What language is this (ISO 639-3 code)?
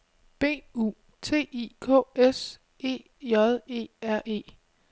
dan